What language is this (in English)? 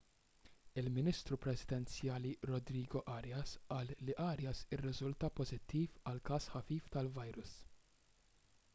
Maltese